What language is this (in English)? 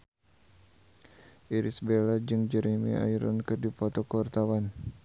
Sundanese